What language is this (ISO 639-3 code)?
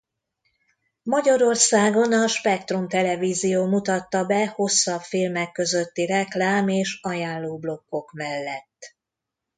hun